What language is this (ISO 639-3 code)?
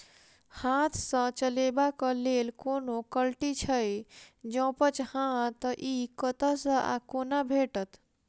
mai